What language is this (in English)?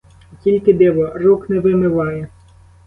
Ukrainian